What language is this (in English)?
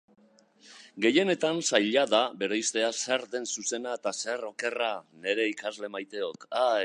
Basque